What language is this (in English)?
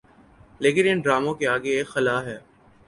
Urdu